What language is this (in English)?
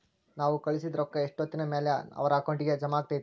Kannada